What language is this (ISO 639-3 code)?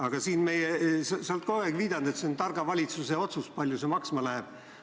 est